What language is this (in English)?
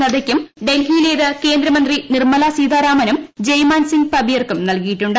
Malayalam